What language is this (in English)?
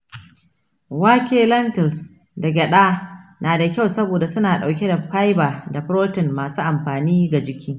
Hausa